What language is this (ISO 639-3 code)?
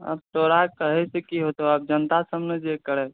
mai